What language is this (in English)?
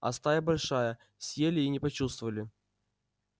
Russian